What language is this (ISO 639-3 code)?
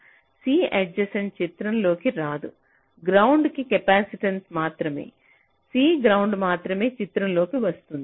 tel